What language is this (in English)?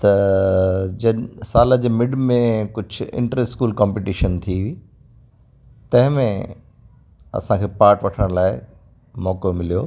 Sindhi